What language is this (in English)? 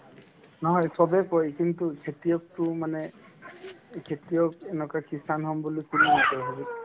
Assamese